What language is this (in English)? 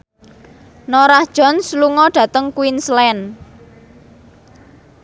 Javanese